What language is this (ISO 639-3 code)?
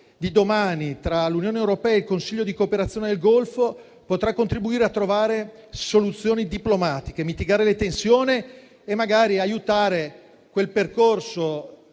ita